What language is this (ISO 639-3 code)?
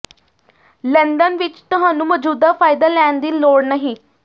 pan